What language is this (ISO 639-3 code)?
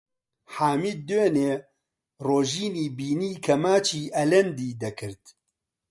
ckb